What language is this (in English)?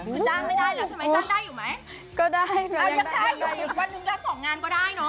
Thai